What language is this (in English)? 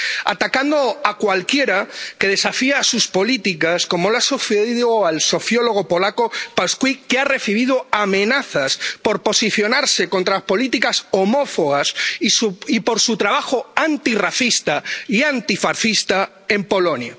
Spanish